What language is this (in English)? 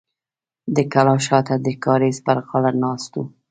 Pashto